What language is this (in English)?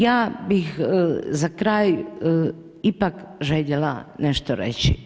Croatian